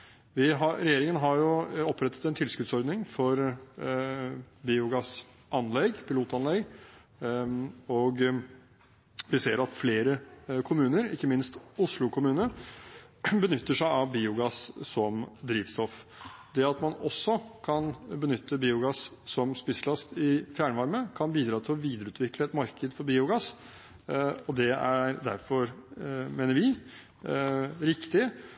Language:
Norwegian Bokmål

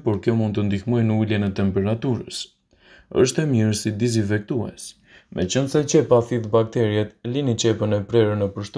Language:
Romanian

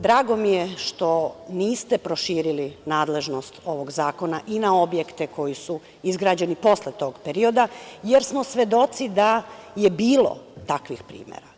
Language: Serbian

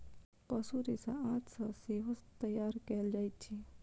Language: Maithili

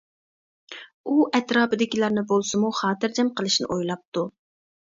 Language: Uyghur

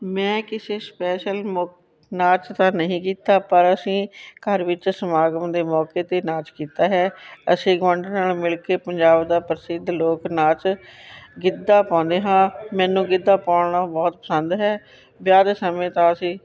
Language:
Punjabi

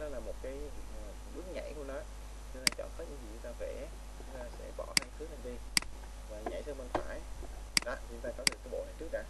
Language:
Vietnamese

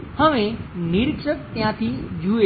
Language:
Gujarati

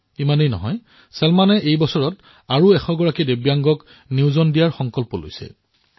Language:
Assamese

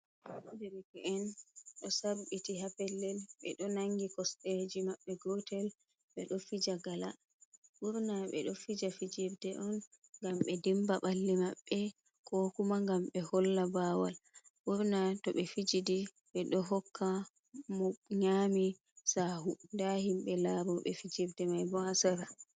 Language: Fula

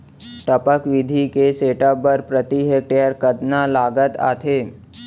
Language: Chhattisgarhi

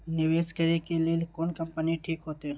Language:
Maithili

